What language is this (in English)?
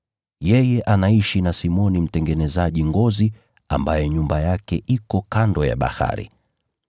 Swahili